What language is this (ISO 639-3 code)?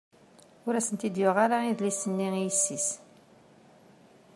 kab